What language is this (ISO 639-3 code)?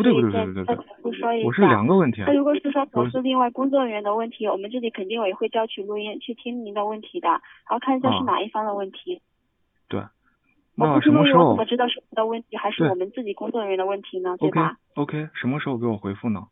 zho